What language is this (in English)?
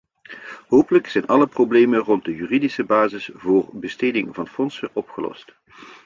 Dutch